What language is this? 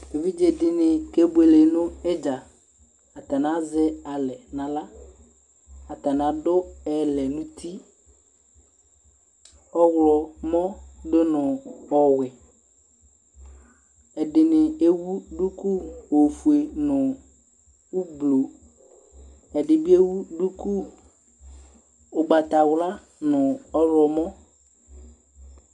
Ikposo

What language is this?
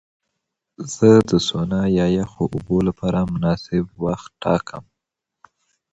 Pashto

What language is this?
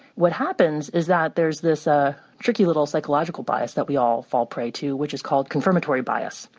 English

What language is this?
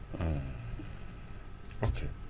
Wolof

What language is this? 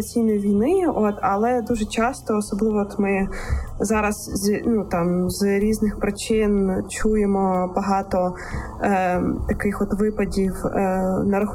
Ukrainian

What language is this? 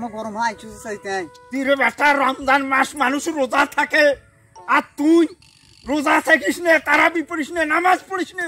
Arabic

